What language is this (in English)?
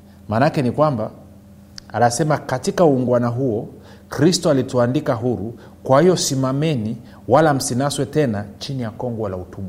Swahili